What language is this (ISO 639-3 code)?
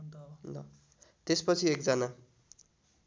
nep